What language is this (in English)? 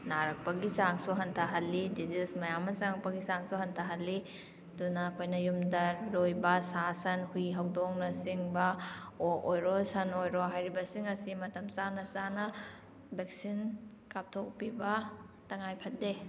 Manipuri